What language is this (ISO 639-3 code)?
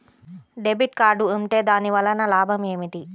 tel